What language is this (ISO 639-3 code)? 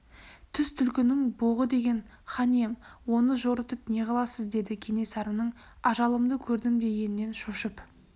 kaz